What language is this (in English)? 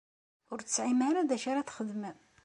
Kabyle